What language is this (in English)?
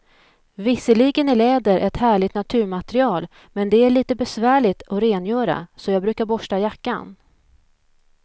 Swedish